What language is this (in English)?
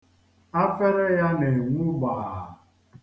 Igbo